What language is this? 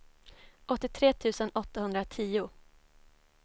Swedish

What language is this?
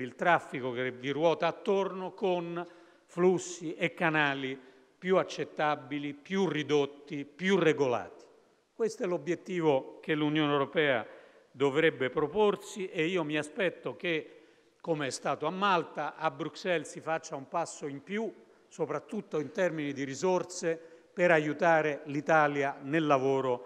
Italian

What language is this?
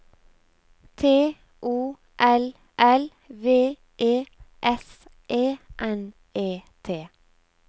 Norwegian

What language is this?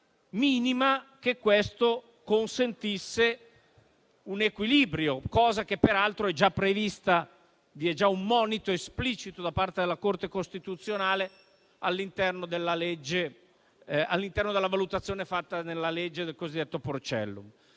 Italian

